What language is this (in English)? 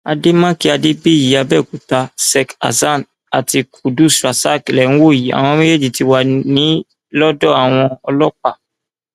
Yoruba